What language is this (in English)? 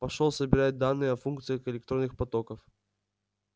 Russian